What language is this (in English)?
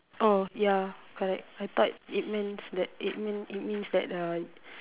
English